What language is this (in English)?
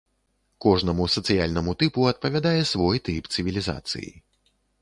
Belarusian